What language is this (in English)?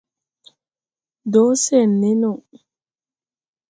Tupuri